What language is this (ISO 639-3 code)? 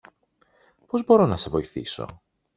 ell